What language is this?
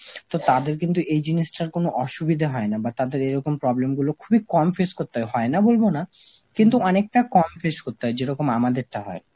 Bangla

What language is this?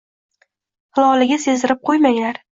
Uzbek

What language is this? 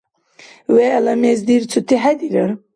Dargwa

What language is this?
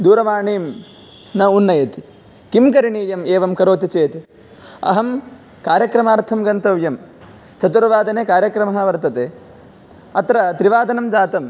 Sanskrit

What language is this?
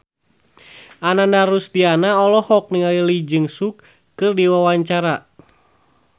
Sundanese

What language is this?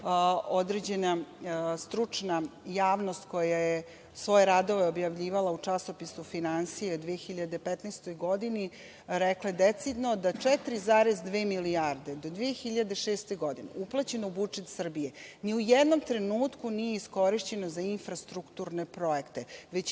Serbian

